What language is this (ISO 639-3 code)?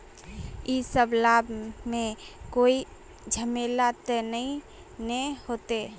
mag